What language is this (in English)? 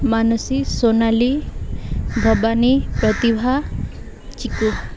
Odia